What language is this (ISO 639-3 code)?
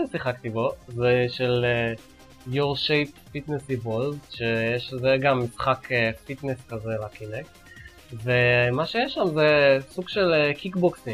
heb